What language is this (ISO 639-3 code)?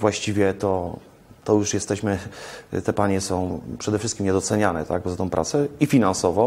pol